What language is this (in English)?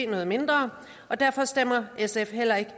Danish